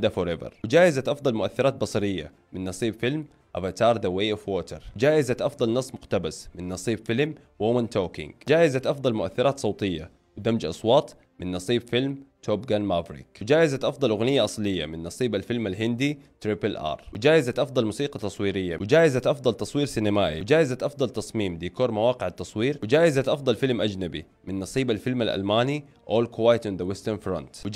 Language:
Arabic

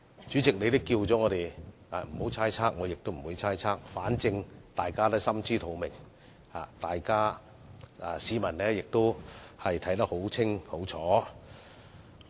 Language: Cantonese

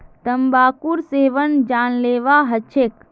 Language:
Magahi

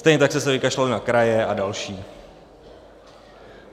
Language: Czech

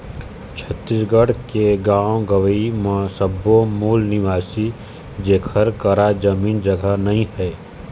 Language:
Chhattisgarhi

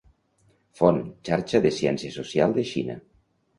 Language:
Catalan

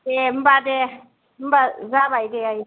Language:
Bodo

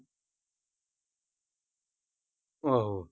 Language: Punjabi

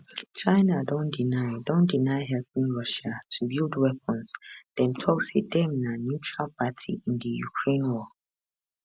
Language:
Nigerian Pidgin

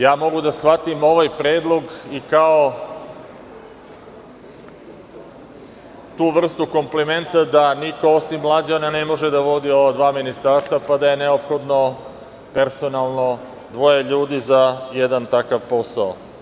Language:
Serbian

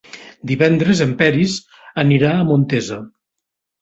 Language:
Catalan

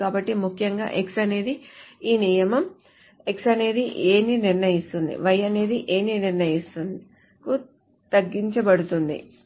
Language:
Telugu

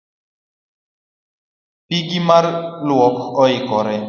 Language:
Luo (Kenya and Tanzania)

